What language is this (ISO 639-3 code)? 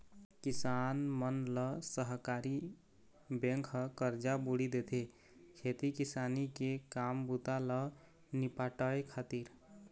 hne